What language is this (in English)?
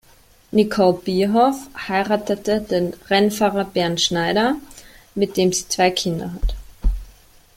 German